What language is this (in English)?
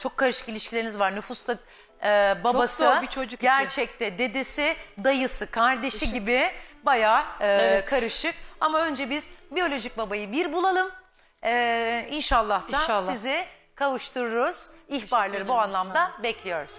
Turkish